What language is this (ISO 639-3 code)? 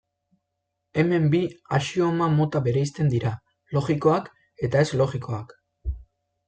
eus